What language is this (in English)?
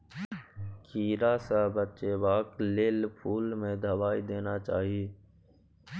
Maithili